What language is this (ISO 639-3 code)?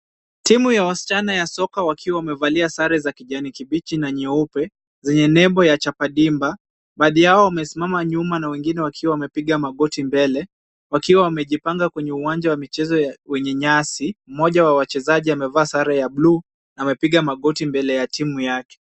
swa